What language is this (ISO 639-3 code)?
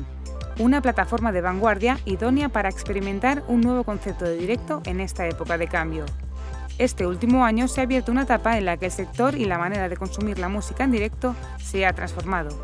spa